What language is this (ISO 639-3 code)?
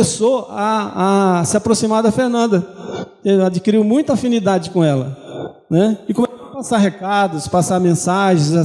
por